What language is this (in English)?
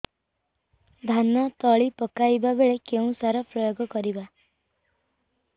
Odia